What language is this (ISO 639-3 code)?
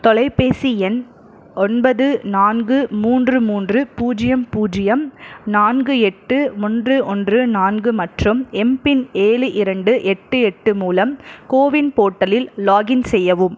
tam